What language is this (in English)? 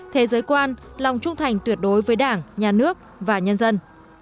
Vietnamese